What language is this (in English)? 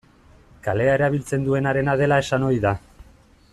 Basque